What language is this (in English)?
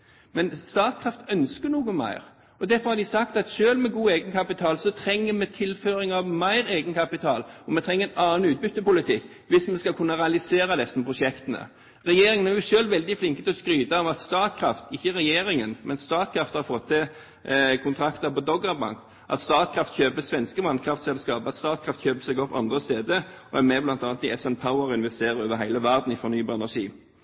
Norwegian Bokmål